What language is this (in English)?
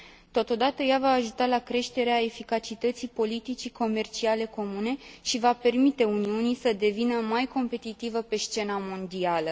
Romanian